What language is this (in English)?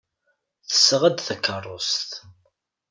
Kabyle